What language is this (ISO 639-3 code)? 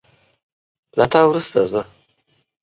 pus